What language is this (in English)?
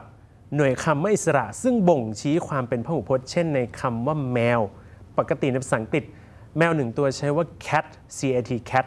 Thai